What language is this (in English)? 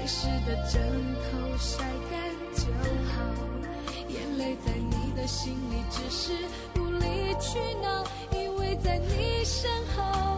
Chinese